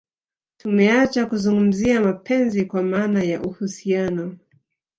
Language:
Swahili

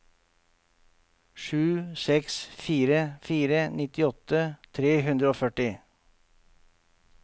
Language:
Norwegian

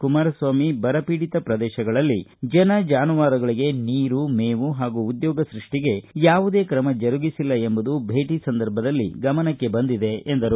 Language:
Kannada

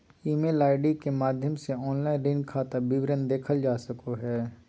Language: Magahi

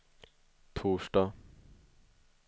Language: Swedish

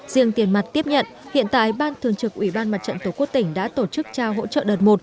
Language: Vietnamese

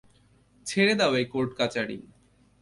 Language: Bangla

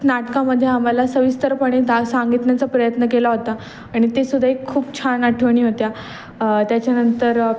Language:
Marathi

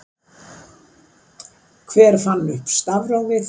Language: Icelandic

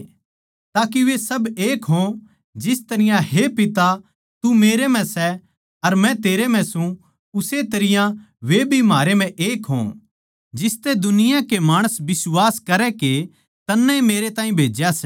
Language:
Haryanvi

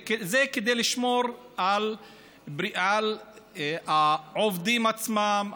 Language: Hebrew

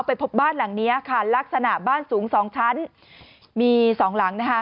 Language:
Thai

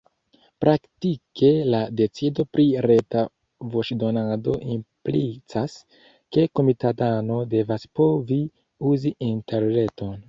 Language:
Esperanto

